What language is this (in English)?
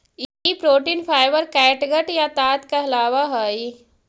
Magahi